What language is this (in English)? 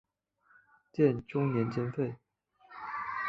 Chinese